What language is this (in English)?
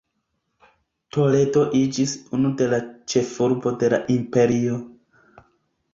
Esperanto